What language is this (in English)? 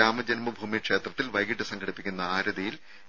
Malayalam